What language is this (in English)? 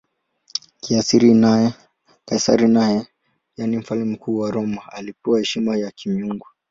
Swahili